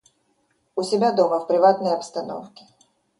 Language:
Russian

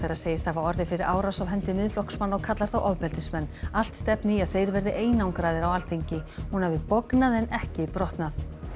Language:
Icelandic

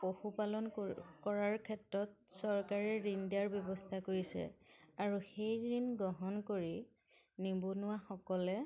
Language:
Assamese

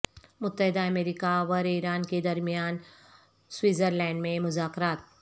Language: Urdu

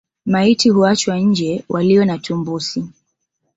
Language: Swahili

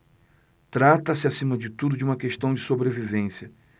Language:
Portuguese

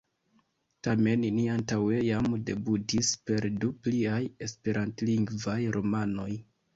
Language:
Esperanto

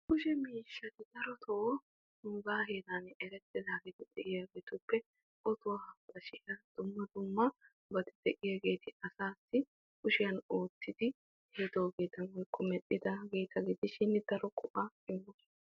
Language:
Wolaytta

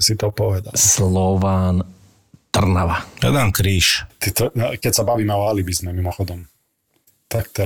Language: Slovak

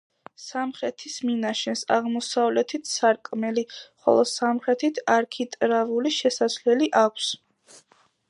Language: Georgian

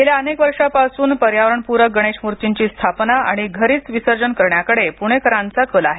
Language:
Marathi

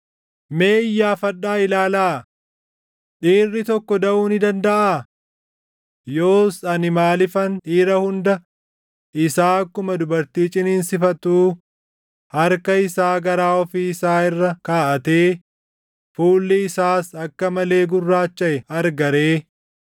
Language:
Oromo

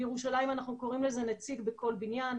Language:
Hebrew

